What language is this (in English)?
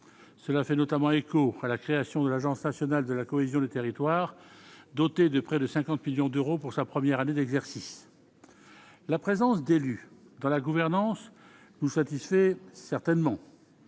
French